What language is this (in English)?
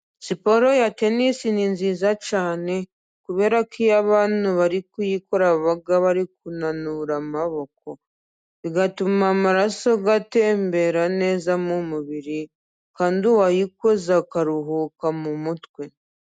Kinyarwanda